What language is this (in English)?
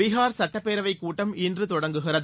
Tamil